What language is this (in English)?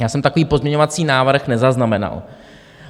Czech